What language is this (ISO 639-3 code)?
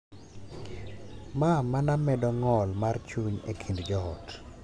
luo